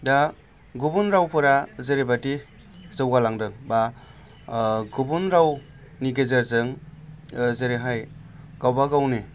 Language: Bodo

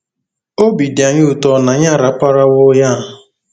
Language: Igbo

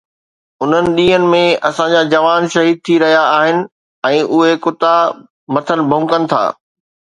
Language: Sindhi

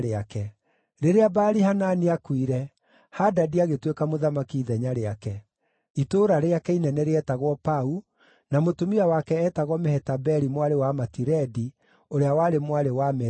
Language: Kikuyu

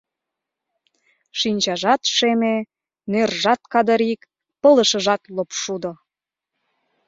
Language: Mari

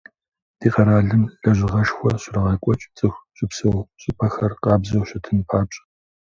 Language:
Kabardian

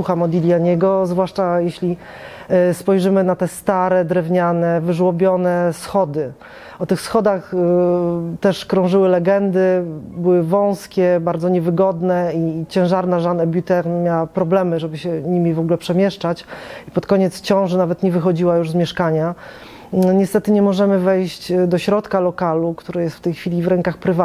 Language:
Polish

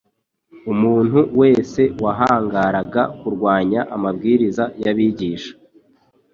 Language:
Kinyarwanda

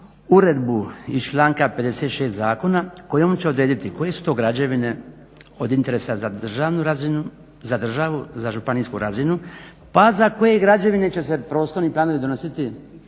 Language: Croatian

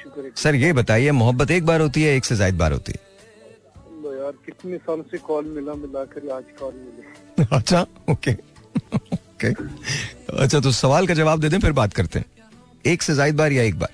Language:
Hindi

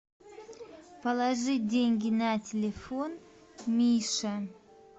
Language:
Russian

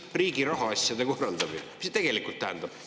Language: Estonian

